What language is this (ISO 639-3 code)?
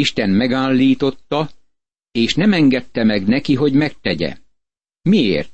hun